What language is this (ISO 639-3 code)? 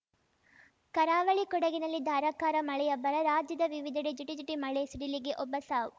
kan